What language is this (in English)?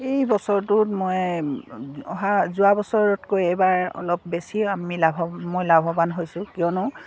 Assamese